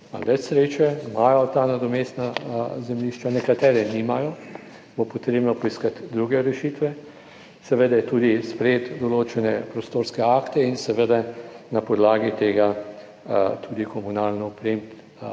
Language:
Slovenian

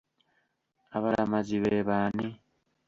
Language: Ganda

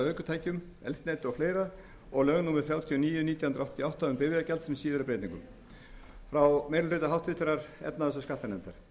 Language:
Icelandic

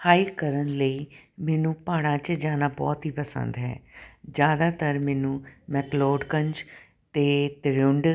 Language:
Punjabi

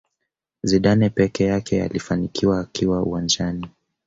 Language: Swahili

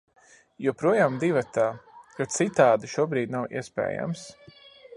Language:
Latvian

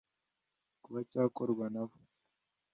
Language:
Kinyarwanda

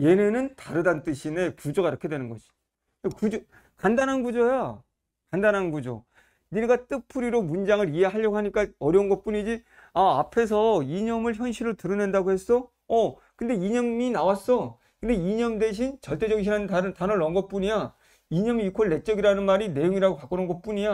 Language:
Korean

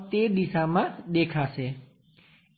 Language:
Gujarati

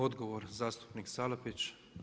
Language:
Croatian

